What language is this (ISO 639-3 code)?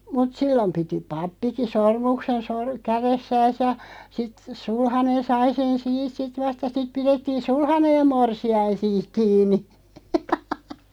fin